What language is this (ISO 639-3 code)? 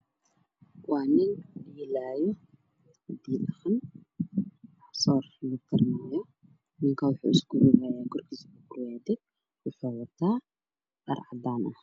som